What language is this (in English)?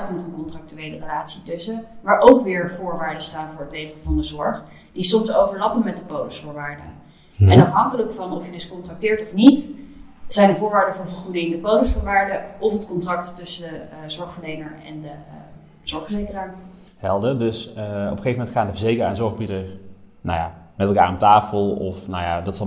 Dutch